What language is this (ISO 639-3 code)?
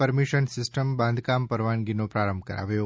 guj